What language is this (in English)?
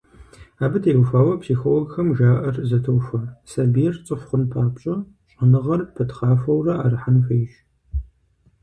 Kabardian